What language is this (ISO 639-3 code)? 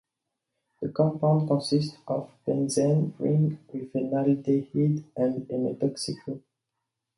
eng